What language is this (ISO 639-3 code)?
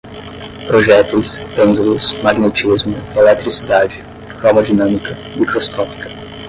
por